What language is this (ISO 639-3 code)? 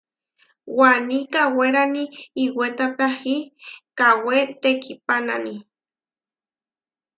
var